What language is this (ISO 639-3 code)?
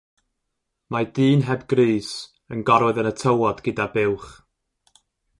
cym